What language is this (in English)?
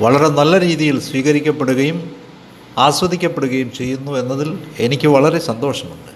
Malayalam